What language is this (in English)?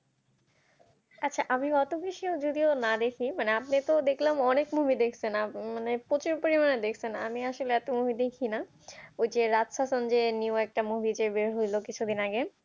Bangla